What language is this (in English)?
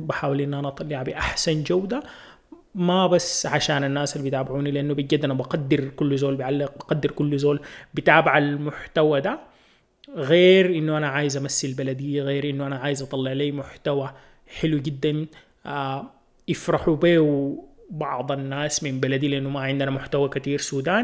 Arabic